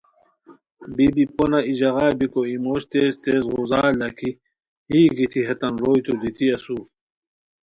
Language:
Khowar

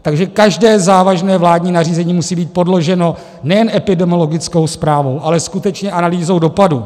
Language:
Czech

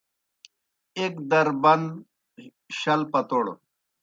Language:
Kohistani Shina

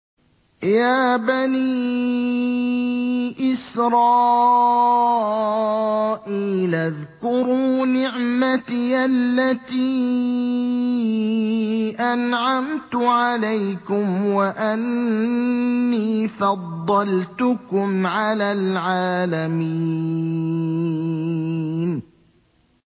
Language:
Arabic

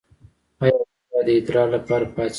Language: Pashto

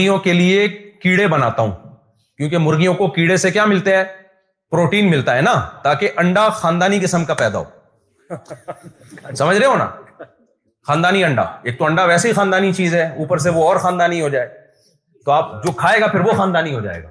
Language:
Urdu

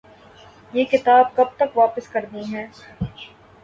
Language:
Urdu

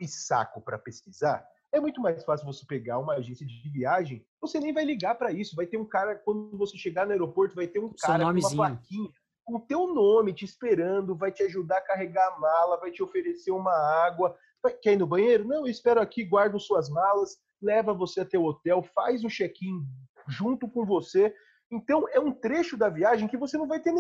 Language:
Portuguese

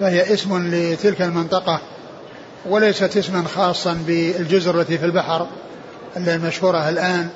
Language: Arabic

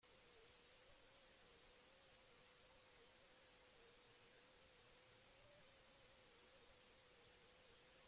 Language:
Basque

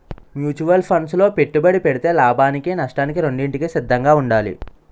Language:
Telugu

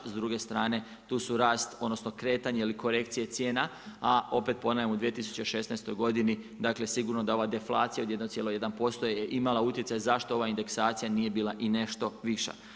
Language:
Croatian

